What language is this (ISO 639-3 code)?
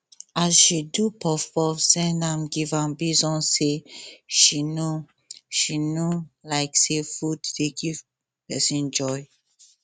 pcm